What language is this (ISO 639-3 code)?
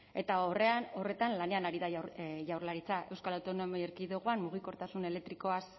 eus